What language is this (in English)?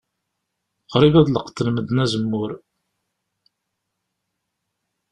Kabyle